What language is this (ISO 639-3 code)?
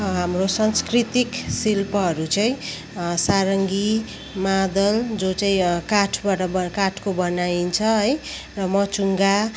nep